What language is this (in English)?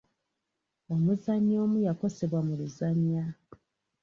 Ganda